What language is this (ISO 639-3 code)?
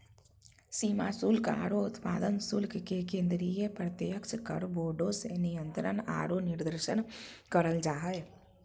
mag